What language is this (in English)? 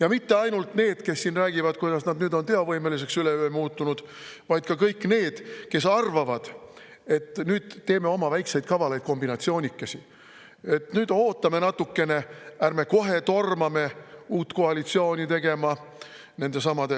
Estonian